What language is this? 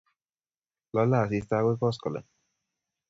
Kalenjin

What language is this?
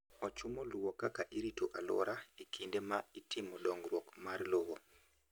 Luo (Kenya and Tanzania)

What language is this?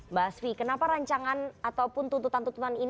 Indonesian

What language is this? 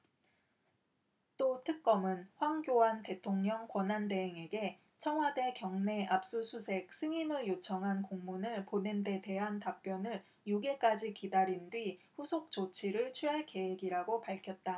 Korean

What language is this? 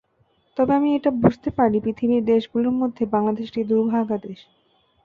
Bangla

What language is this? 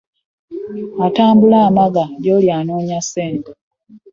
Ganda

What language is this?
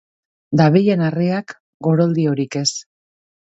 Basque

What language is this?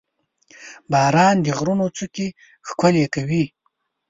Pashto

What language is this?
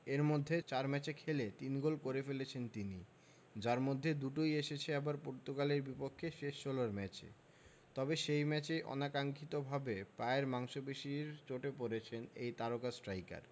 Bangla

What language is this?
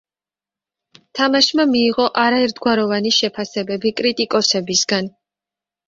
Georgian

